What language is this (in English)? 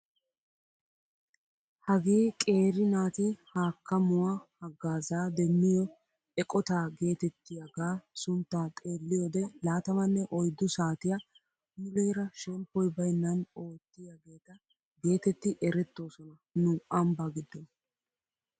Wolaytta